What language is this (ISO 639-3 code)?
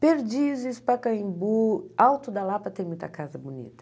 por